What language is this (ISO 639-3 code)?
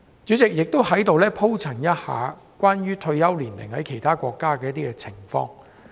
yue